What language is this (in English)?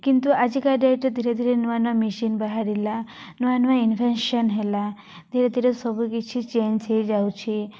Odia